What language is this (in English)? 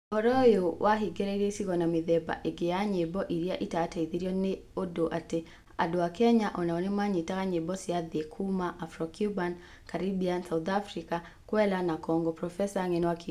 Kikuyu